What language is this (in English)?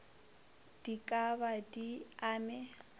Northern Sotho